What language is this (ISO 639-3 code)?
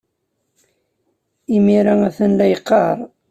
kab